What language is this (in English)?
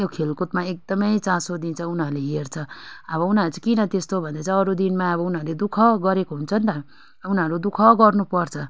Nepali